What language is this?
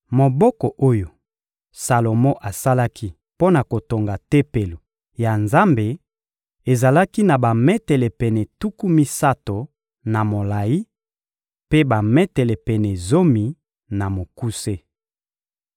Lingala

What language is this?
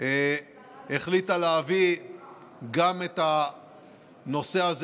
Hebrew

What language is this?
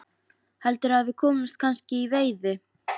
Icelandic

